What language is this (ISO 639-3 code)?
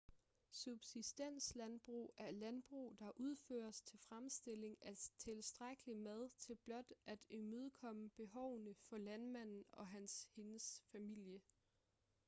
dan